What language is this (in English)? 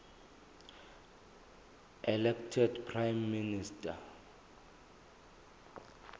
Zulu